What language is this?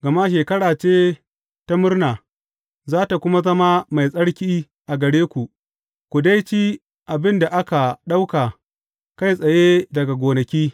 Hausa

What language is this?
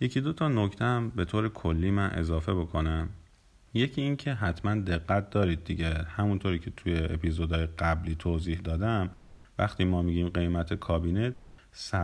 Persian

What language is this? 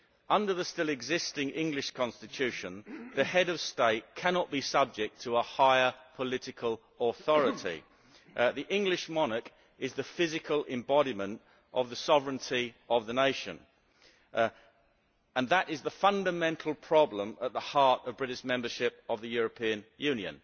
English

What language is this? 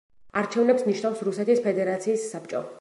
Georgian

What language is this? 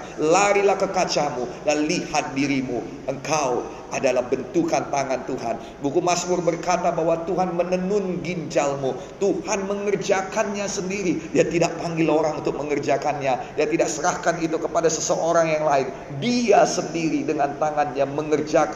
Indonesian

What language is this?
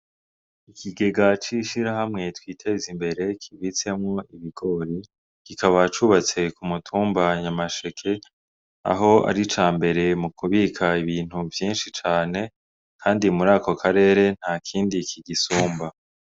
Rundi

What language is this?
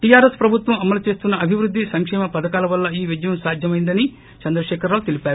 Telugu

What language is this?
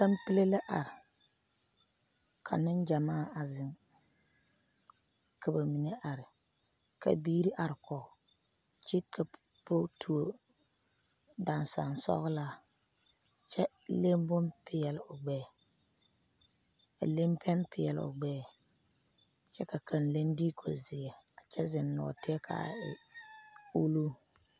Southern Dagaare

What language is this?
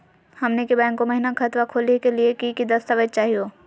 Magahi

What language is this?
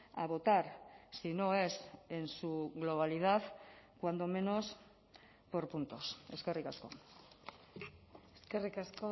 Spanish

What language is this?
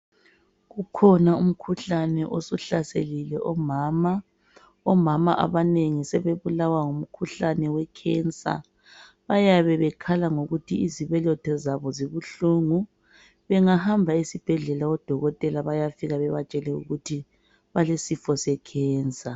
North Ndebele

